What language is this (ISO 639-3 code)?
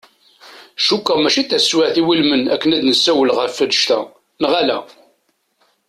kab